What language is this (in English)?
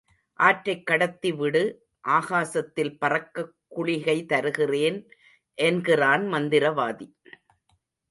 Tamil